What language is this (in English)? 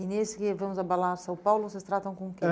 Portuguese